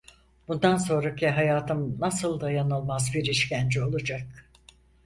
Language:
Turkish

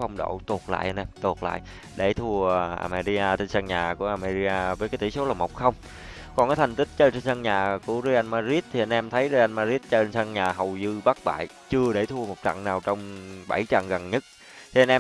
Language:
Vietnamese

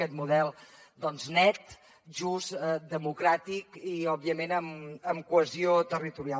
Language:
Catalan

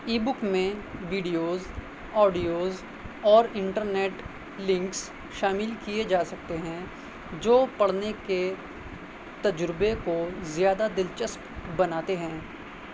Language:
Urdu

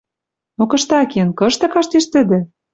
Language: Western Mari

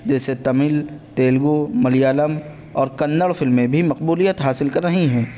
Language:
Urdu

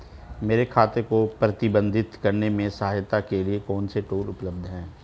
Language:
Hindi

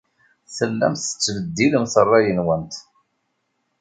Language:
Kabyle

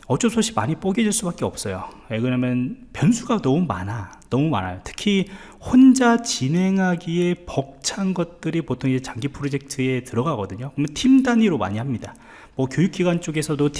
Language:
Korean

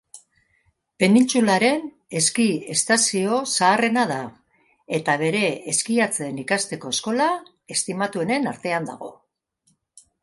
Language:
Basque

